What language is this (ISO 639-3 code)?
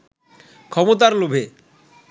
ben